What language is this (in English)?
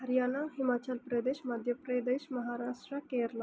Telugu